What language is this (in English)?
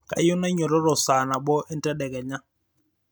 Masai